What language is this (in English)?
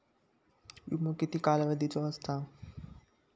Marathi